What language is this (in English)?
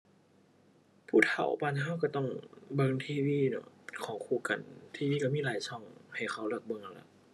Thai